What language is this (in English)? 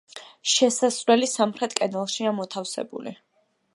Georgian